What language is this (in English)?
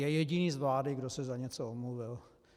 Czech